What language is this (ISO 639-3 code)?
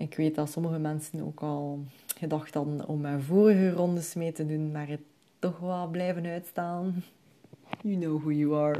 nld